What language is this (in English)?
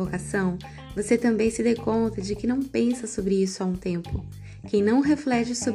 Portuguese